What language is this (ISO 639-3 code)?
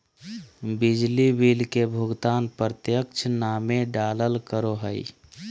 mag